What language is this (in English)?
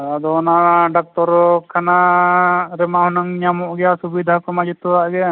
Santali